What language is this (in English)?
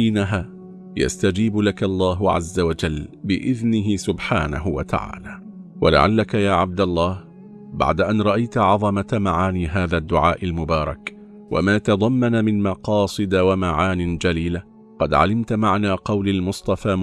Arabic